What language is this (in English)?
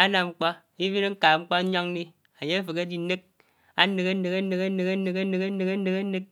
Anaang